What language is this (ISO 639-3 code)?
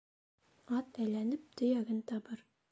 bak